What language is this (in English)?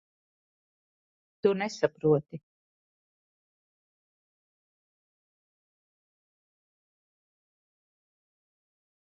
Latvian